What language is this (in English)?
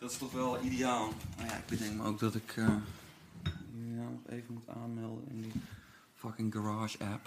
Dutch